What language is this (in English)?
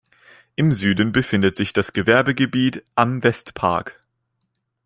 German